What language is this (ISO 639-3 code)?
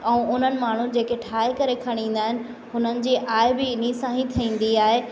snd